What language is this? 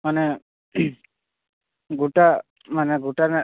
Santali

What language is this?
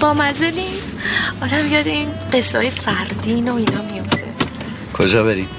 Persian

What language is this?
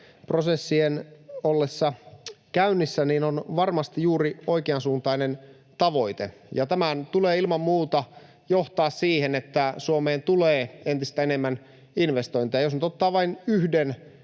Finnish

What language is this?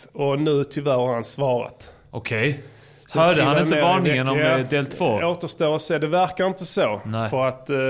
Swedish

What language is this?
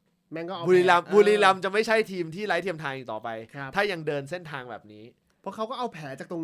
Thai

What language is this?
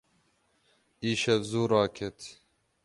Kurdish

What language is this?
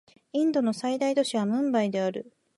Japanese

